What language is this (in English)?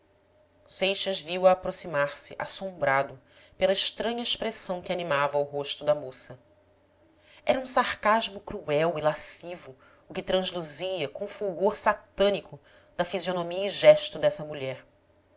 Portuguese